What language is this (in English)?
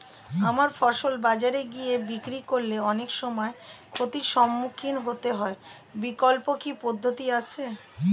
Bangla